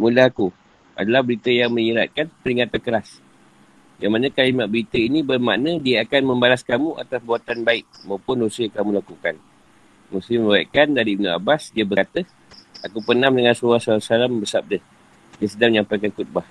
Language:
Malay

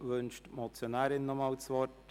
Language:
Swiss German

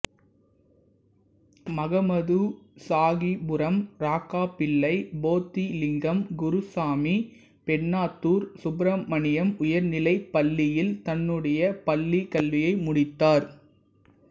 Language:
Tamil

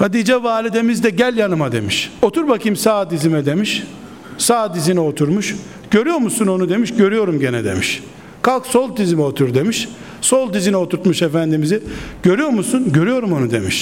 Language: Turkish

